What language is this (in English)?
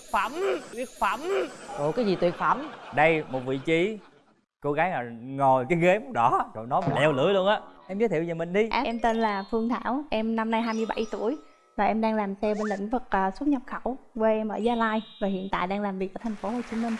Vietnamese